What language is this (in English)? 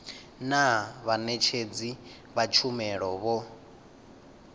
Venda